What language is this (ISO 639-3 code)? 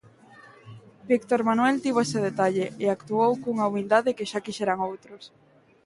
glg